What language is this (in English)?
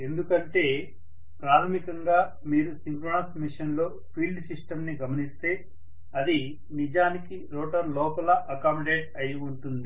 Telugu